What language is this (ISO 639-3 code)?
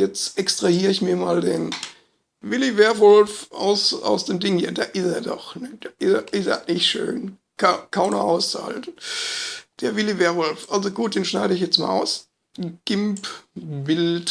deu